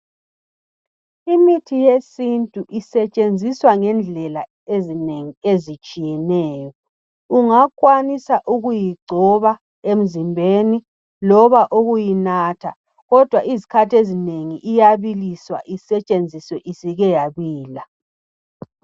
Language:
North Ndebele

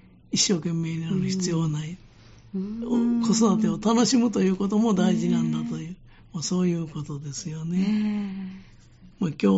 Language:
Japanese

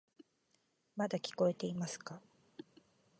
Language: Japanese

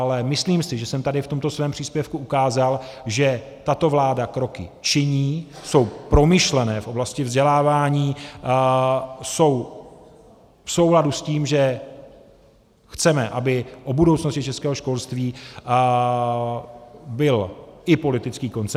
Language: Czech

